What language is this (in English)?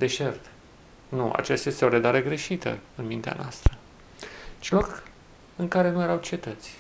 Romanian